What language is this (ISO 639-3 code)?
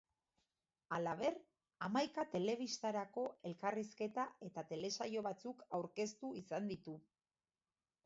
eus